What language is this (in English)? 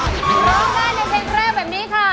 Thai